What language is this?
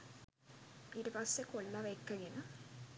Sinhala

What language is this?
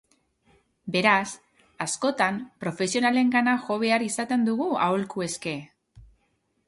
Basque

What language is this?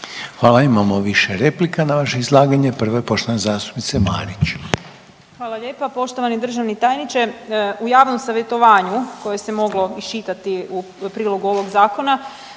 Croatian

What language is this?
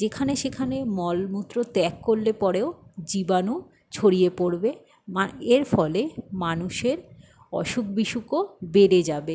Bangla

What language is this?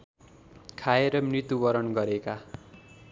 Nepali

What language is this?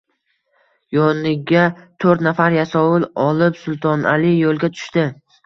Uzbek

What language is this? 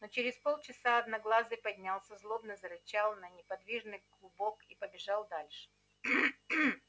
Russian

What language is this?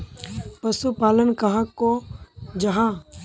Magahi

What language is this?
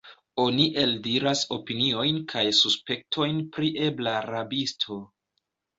Esperanto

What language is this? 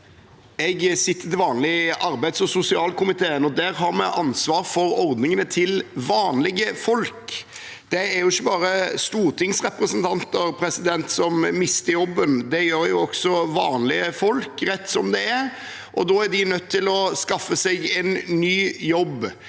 Norwegian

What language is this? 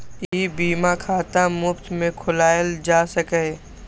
Maithili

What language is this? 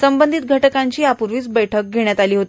Marathi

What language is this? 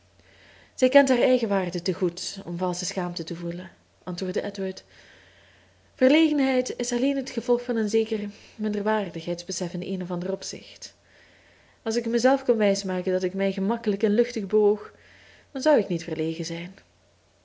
Dutch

